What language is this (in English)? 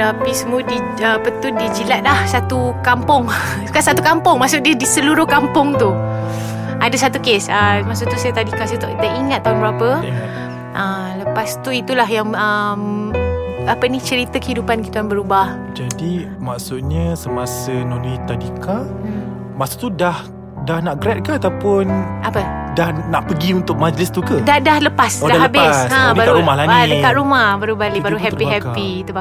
Malay